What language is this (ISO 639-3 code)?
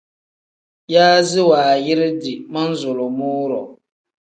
kdh